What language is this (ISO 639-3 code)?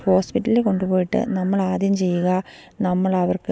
mal